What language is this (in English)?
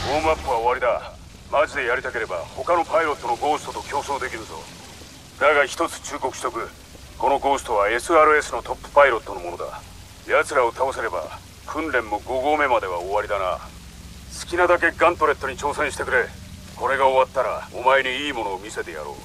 Japanese